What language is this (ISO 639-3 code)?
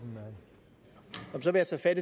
dan